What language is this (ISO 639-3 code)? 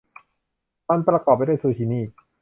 tha